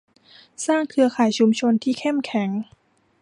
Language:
Thai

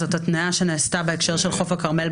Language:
Hebrew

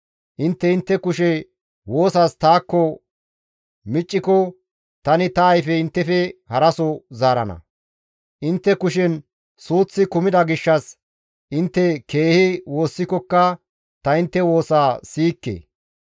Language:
Gamo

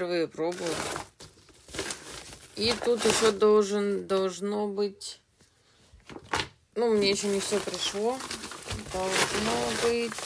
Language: Russian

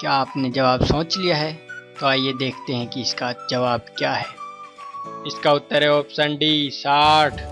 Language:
Hindi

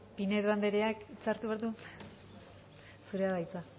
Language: Basque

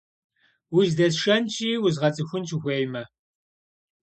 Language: Kabardian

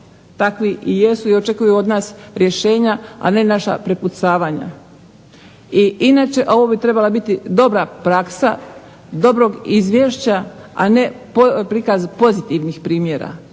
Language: Croatian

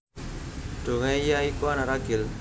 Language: Javanese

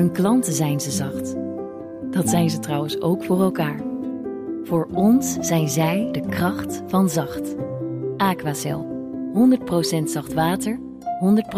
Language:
Dutch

